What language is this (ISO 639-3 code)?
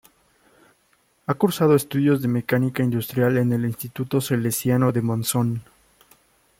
spa